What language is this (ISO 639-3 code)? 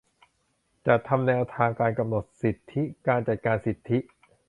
tha